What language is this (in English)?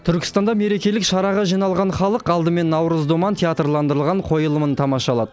Kazakh